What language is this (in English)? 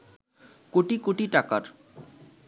Bangla